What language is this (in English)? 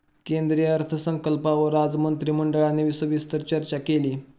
Marathi